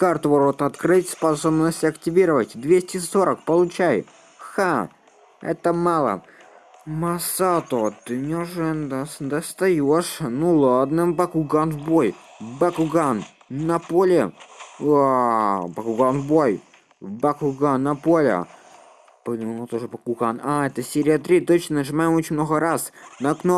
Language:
Russian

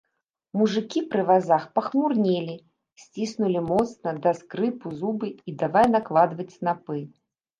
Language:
Belarusian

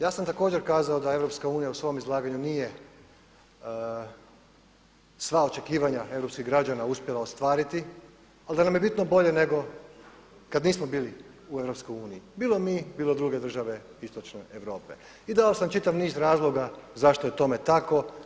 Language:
Croatian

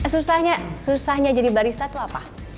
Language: Indonesian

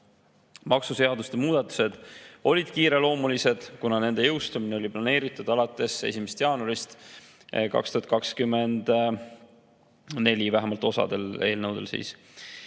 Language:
Estonian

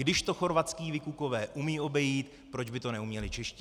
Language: Czech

